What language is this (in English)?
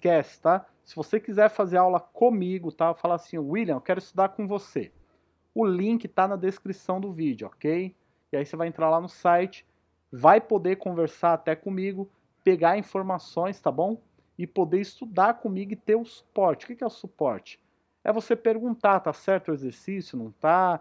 Portuguese